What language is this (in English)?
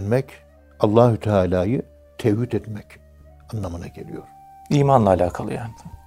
Turkish